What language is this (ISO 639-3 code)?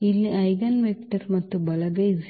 kan